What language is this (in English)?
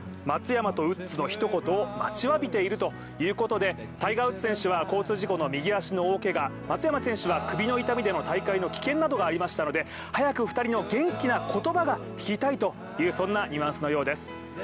Japanese